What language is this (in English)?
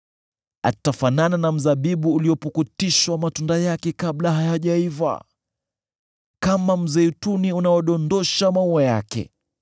Swahili